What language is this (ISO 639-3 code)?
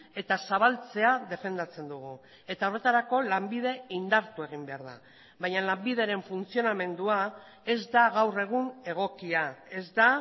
eus